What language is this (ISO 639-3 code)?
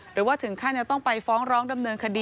tha